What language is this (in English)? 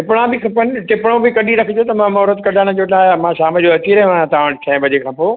Sindhi